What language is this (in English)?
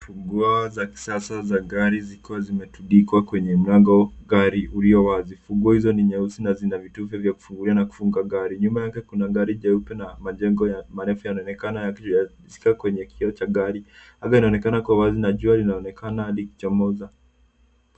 Swahili